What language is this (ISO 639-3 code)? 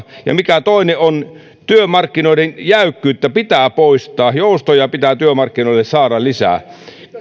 fin